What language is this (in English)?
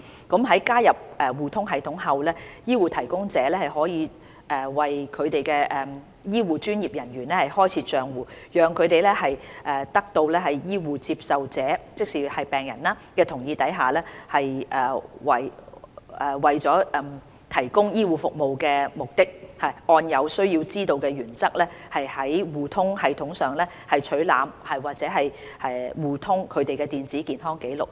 Cantonese